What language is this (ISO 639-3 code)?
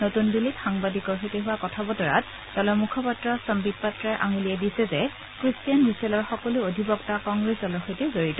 asm